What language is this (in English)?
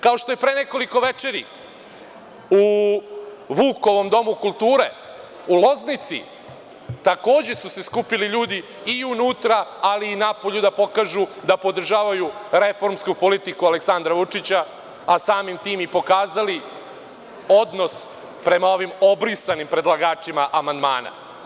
Serbian